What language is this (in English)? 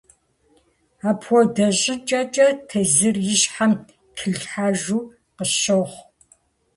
Kabardian